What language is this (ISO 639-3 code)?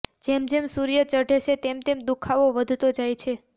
guj